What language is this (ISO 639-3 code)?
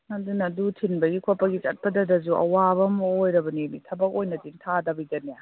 mni